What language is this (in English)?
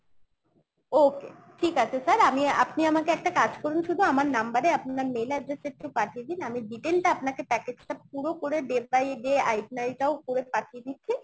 Bangla